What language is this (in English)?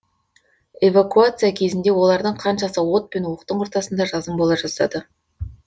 Kazakh